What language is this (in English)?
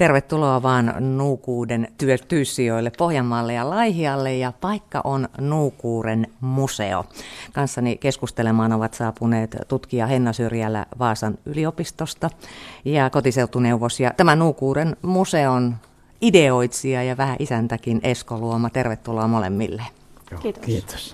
Finnish